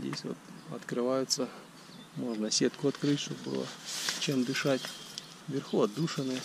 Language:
Russian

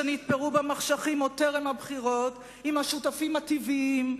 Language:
Hebrew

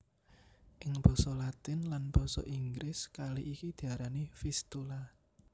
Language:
Javanese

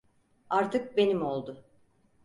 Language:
Turkish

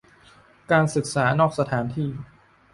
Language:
Thai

